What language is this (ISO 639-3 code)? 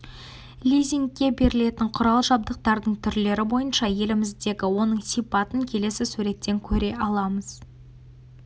kaz